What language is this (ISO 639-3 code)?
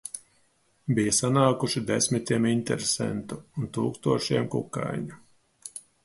lav